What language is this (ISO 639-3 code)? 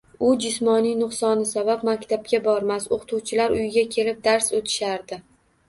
uzb